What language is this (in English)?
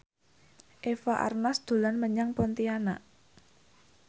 Javanese